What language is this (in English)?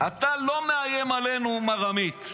Hebrew